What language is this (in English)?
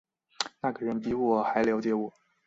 Chinese